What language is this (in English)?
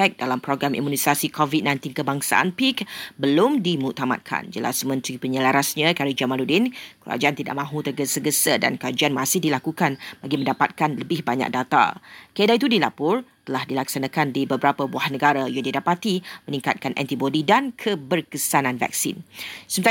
Malay